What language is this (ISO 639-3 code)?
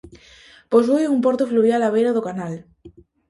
glg